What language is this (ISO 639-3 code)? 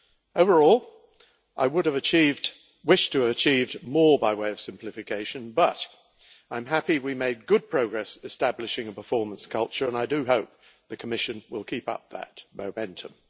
eng